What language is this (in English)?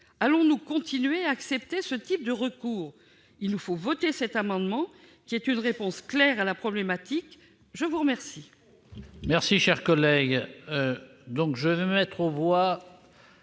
French